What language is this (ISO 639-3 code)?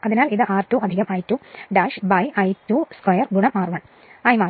mal